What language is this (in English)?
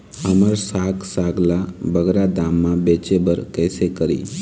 Chhattisgarhi